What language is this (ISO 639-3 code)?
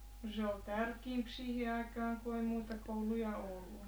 fin